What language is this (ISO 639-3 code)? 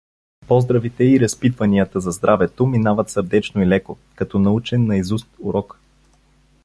bul